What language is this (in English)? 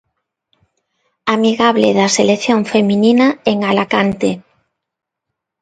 Galician